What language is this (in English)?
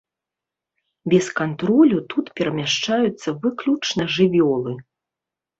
Belarusian